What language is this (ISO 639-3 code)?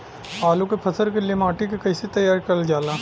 bho